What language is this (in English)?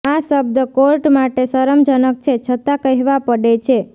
Gujarati